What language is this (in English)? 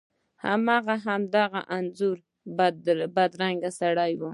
Pashto